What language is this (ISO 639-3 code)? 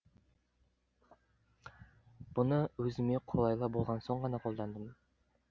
kaz